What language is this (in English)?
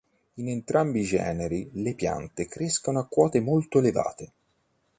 Italian